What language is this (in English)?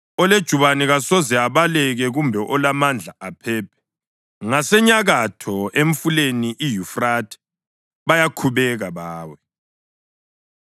North Ndebele